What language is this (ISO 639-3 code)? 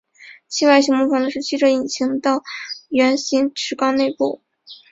zho